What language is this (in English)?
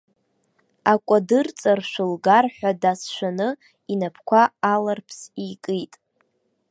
Abkhazian